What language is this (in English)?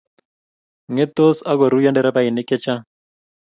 Kalenjin